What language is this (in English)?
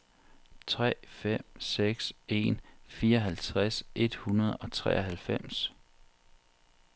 Danish